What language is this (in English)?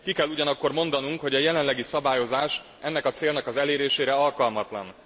Hungarian